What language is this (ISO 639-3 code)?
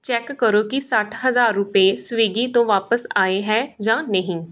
pan